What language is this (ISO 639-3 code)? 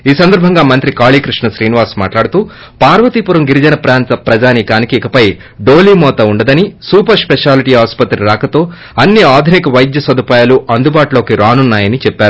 tel